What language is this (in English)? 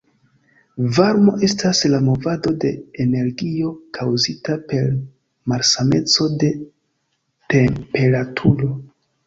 Esperanto